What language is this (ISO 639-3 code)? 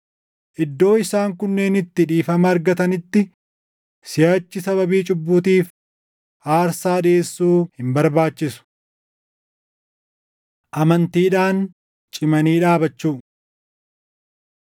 orm